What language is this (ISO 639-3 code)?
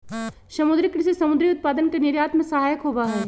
mag